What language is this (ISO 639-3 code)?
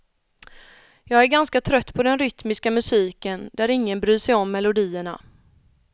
swe